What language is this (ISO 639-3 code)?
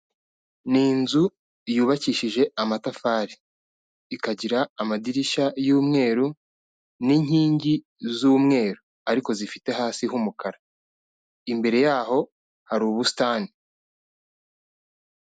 kin